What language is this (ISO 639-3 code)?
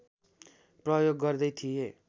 nep